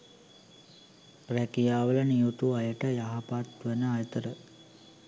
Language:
Sinhala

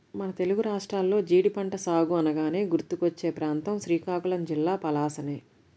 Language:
Telugu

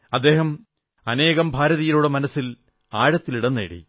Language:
Malayalam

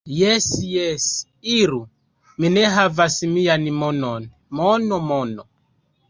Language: Esperanto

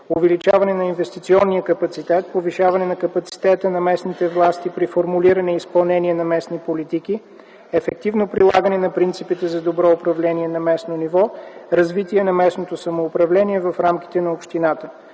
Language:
Bulgarian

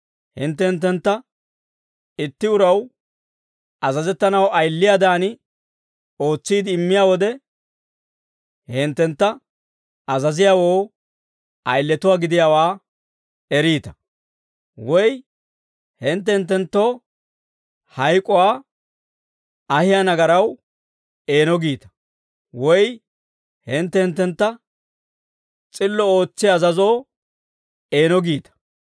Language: Dawro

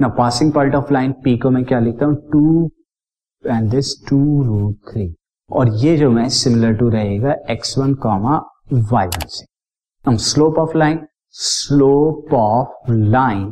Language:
Hindi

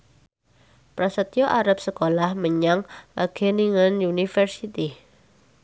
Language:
Javanese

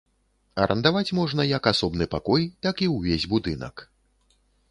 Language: Belarusian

